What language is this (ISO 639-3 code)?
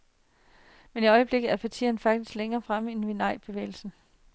dan